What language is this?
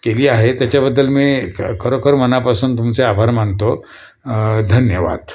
Marathi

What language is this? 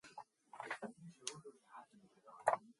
Mongolian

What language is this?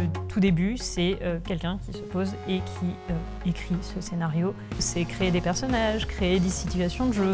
French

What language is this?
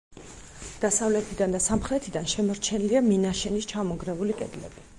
Georgian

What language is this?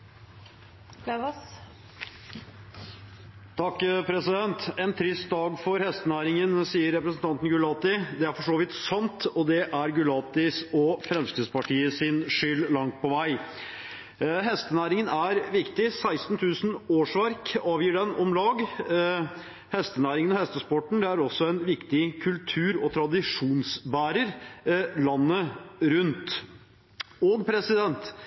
Norwegian Bokmål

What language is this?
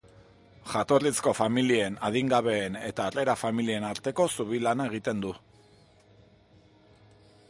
Basque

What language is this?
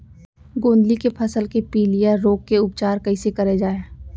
Chhattisgarhi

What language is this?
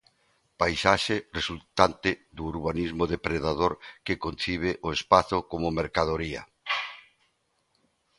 Galician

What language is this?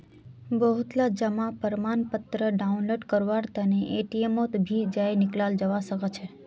Magahi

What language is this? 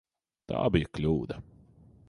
Latvian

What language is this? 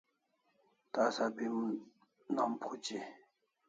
Kalasha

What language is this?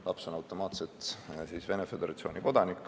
Estonian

